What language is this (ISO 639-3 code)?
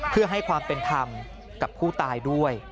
tha